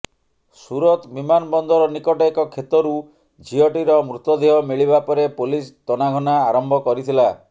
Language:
Odia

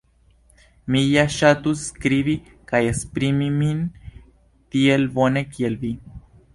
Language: Esperanto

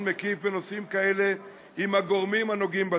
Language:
Hebrew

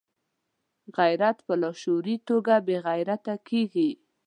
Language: Pashto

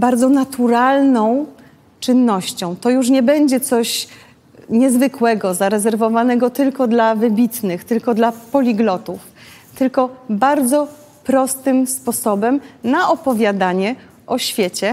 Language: Polish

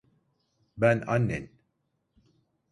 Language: Turkish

